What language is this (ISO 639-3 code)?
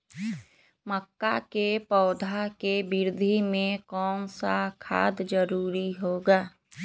mag